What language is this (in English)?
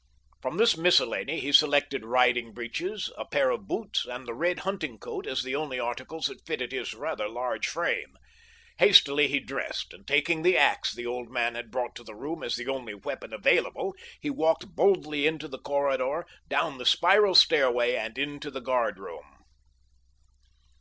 English